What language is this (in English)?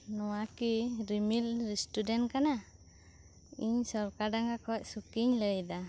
Santali